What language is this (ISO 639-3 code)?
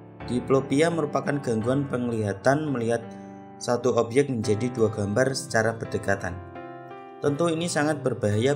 ind